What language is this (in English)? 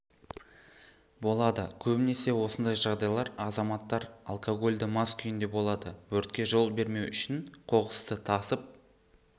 Kazakh